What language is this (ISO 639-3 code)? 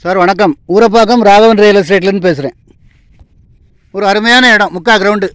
hin